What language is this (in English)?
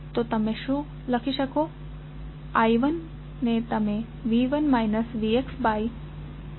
Gujarati